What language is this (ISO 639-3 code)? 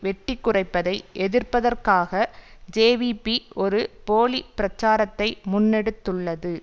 tam